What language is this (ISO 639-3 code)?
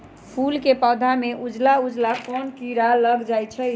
mag